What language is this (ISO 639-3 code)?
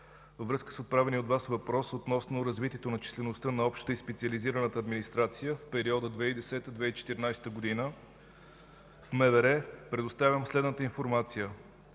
bul